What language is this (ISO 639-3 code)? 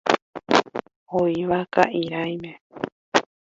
grn